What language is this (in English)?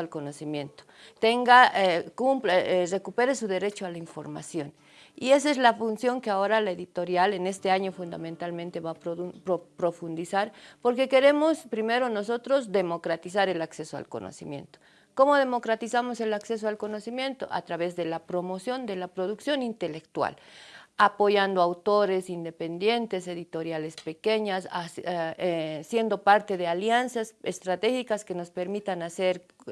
Spanish